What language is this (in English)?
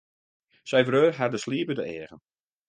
Western Frisian